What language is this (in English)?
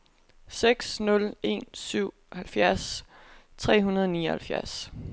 Danish